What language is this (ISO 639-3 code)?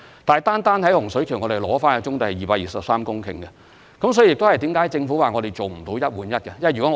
yue